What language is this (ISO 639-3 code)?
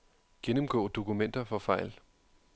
dan